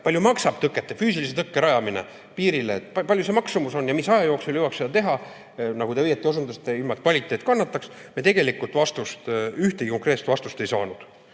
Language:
Estonian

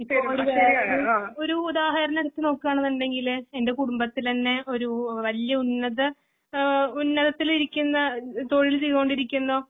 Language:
Malayalam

